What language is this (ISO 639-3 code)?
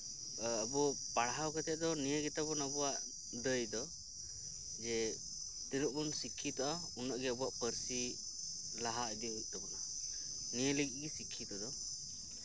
sat